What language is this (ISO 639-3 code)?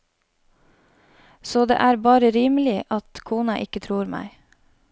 nor